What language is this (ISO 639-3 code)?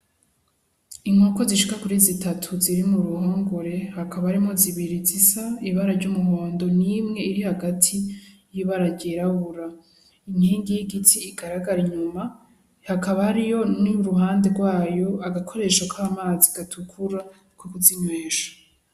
run